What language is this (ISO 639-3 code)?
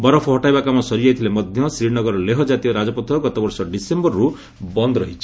ori